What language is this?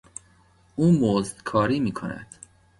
Persian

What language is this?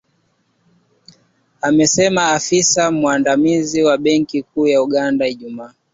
Swahili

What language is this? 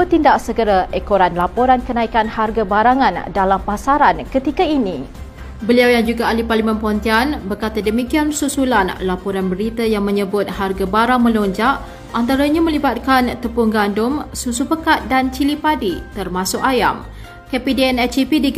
Malay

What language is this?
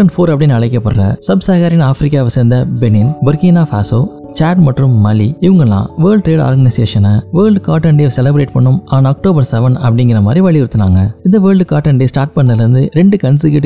Tamil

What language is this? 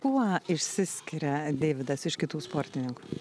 Lithuanian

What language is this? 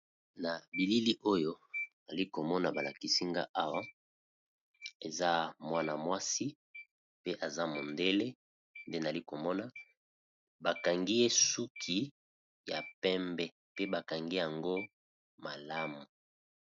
Lingala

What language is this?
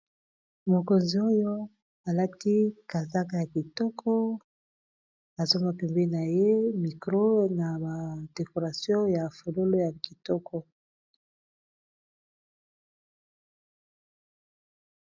Lingala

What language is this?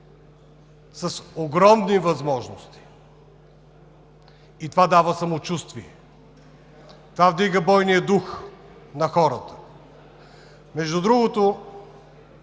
Bulgarian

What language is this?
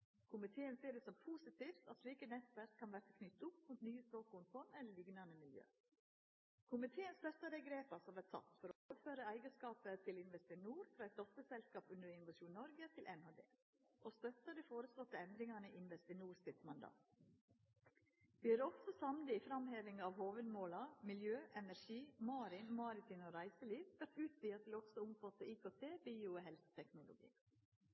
Norwegian Nynorsk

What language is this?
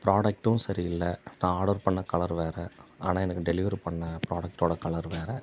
Tamil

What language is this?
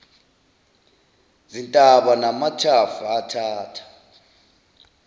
Zulu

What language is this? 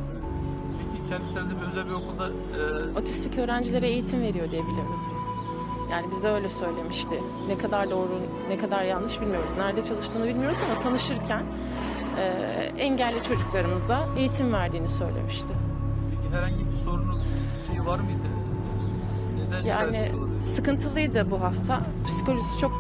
Turkish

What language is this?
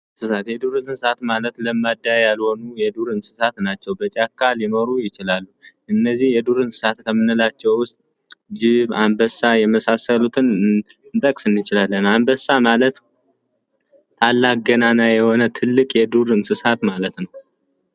Amharic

